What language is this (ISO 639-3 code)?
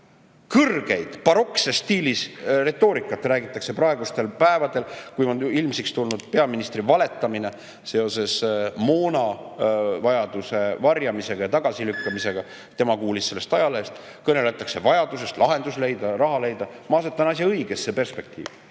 est